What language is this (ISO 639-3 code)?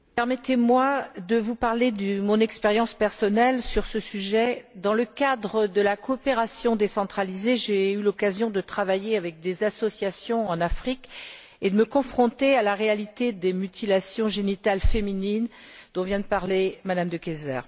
fra